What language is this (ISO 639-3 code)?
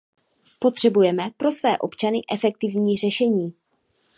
ces